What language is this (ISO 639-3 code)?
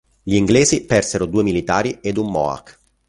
ita